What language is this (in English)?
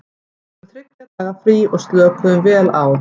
Icelandic